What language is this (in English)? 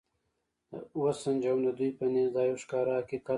Pashto